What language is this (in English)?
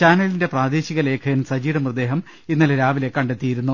Malayalam